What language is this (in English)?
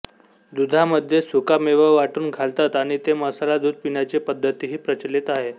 Marathi